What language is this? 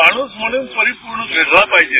Marathi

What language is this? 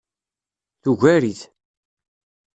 Kabyle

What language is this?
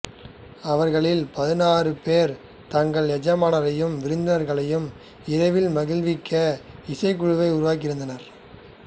Tamil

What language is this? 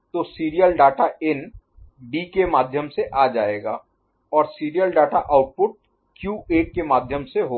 Hindi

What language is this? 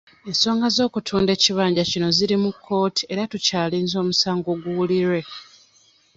Ganda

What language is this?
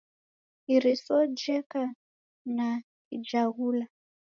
Taita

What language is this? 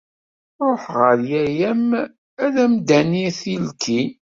Kabyle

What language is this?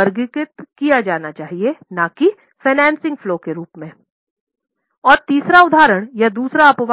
Hindi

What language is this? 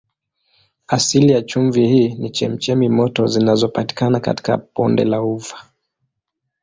Swahili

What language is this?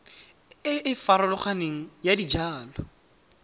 Tswana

